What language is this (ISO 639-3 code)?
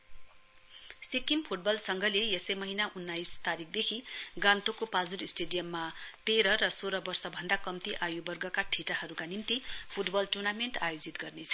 nep